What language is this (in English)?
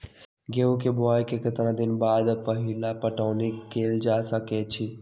Magahi